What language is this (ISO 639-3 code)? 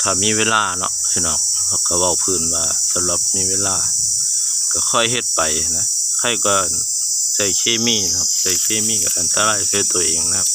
tha